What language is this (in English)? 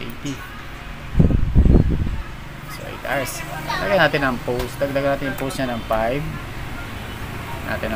Filipino